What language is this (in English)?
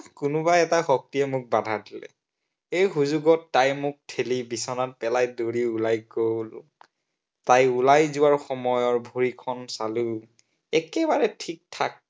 Assamese